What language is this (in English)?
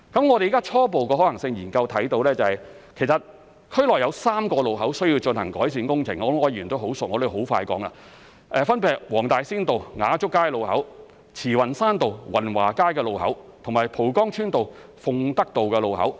Cantonese